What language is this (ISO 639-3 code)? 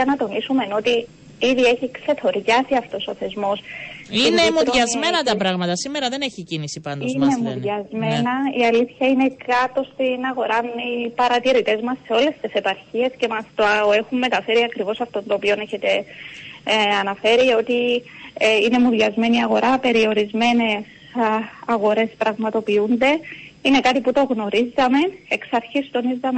ell